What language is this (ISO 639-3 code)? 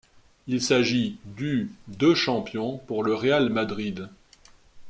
fra